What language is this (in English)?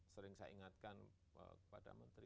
Indonesian